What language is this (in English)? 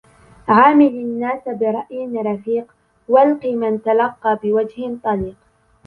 Arabic